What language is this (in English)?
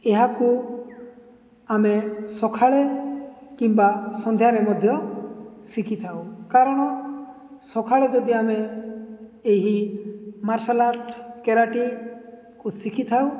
Odia